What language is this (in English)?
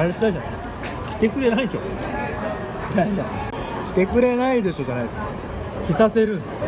Japanese